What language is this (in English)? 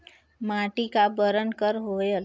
Chhattisgarhi